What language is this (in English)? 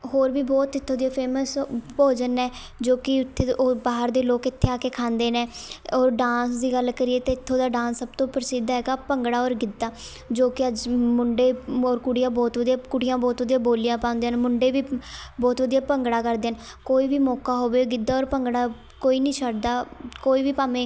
Punjabi